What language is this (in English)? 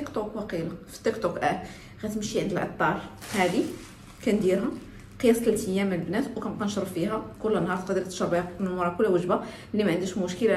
Arabic